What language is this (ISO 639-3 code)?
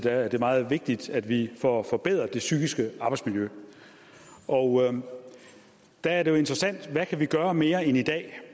dan